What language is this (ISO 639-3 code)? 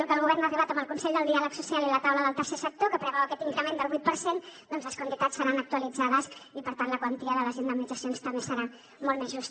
cat